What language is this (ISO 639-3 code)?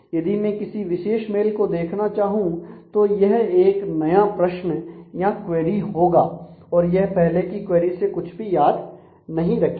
hin